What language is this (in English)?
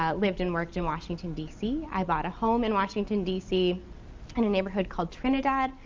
English